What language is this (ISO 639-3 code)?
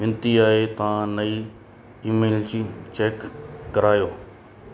snd